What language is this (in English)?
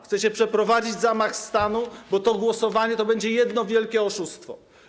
Polish